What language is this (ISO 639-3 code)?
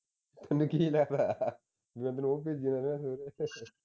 pan